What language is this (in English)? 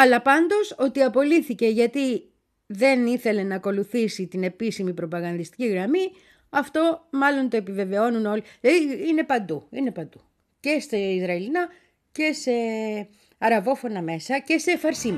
Greek